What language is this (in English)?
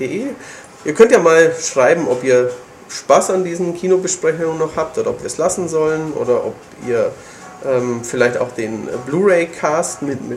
German